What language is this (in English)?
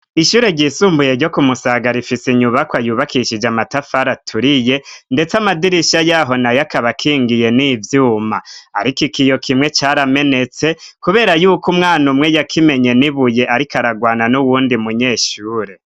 Rundi